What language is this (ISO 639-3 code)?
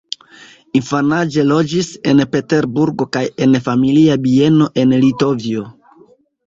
epo